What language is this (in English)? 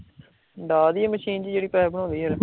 Punjabi